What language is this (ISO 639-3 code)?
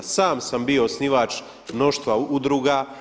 hrv